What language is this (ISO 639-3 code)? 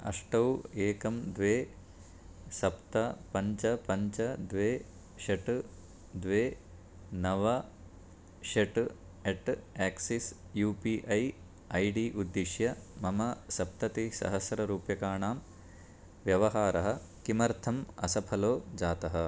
san